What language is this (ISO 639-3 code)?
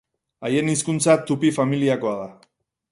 eus